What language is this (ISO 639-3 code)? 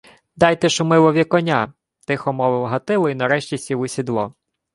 ukr